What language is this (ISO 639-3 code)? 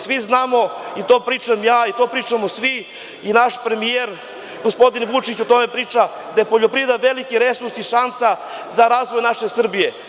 srp